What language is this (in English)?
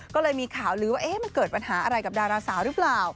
Thai